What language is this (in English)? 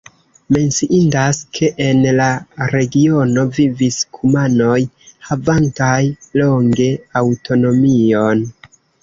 Esperanto